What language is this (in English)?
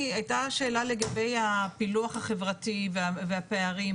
Hebrew